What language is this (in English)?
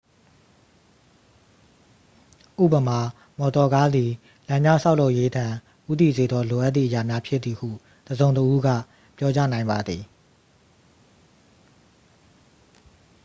Burmese